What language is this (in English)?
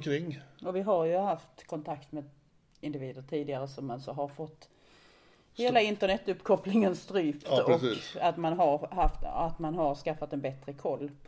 Swedish